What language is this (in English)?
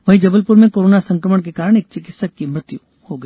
Hindi